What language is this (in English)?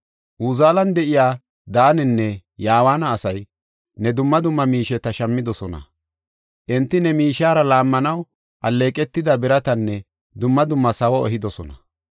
Gofa